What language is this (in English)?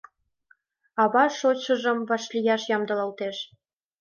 Mari